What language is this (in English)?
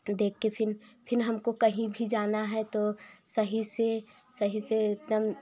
Hindi